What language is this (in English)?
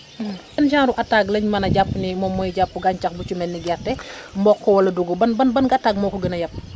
Wolof